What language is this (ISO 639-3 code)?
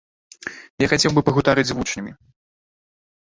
bel